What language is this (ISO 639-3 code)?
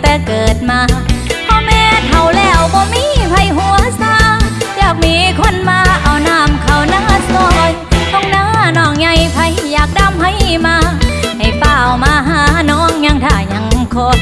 tha